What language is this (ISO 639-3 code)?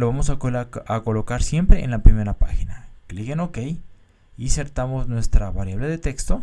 spa